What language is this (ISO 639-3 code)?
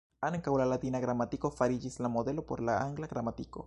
epo